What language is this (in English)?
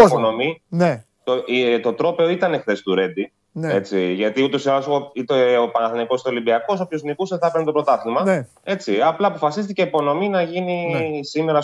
Greek